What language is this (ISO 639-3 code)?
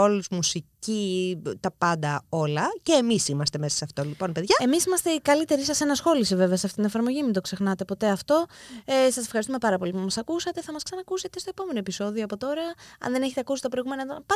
ell